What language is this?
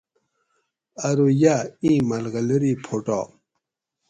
Gawri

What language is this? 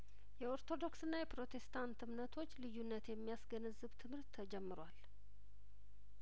Amharic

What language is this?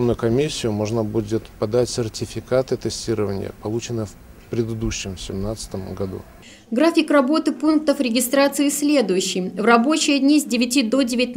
Russian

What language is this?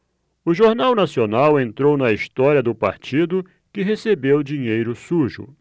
Portuguese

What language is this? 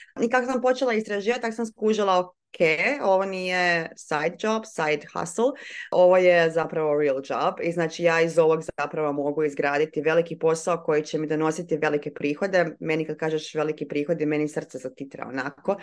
Croatian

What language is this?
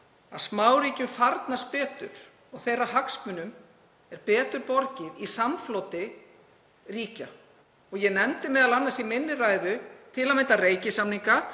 Icelandic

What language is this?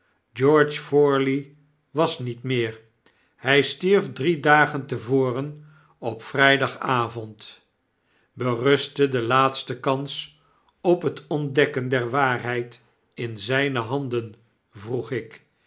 Dutch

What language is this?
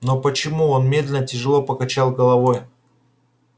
Russian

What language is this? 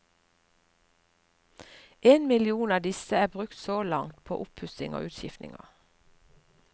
Norwegian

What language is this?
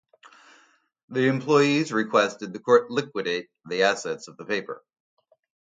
English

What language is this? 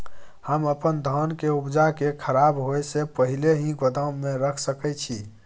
Maithili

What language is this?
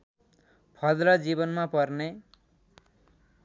Nepali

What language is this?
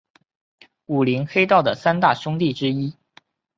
Chinese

